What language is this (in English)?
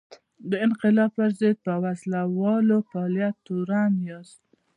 Pashto